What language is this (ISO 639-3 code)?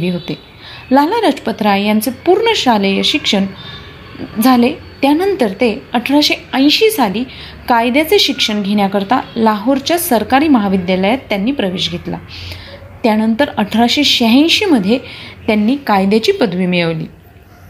mar